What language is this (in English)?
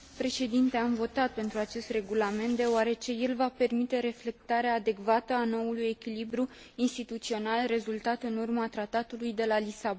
Romanian